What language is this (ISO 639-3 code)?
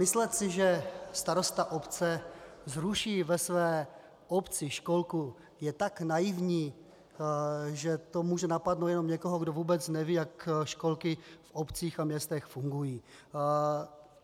ces